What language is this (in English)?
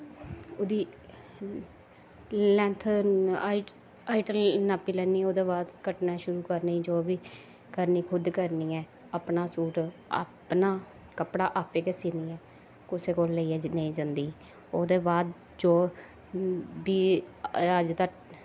Dogri